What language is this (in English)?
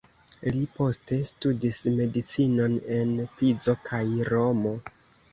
Esperanto